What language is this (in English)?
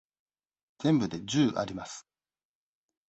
Japanese